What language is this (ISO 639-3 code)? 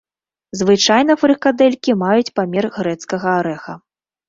bel